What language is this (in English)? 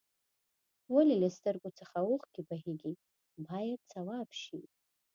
Pashto